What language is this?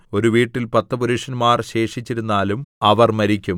Malayalam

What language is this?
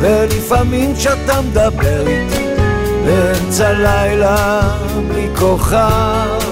Hebrew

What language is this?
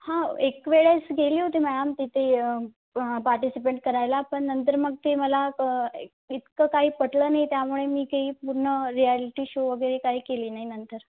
Marathi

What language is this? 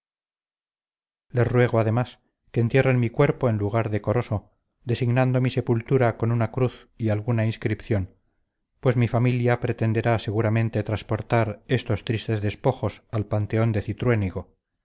Spanish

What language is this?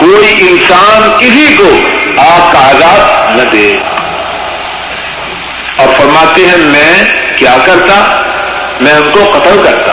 Urdu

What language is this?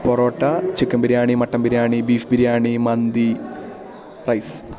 Malayalam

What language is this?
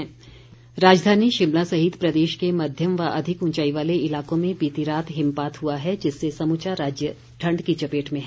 Hindi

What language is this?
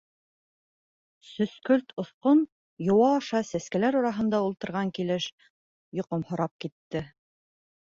Bashkir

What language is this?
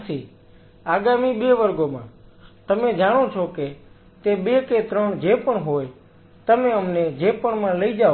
Gujarati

